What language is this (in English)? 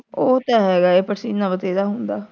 Punjabi